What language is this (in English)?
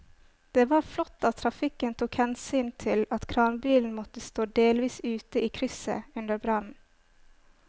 Norwegian